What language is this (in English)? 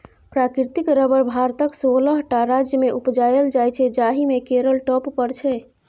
Maithili